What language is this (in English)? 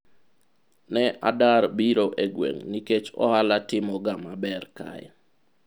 Luo (Kenya and Tanzania)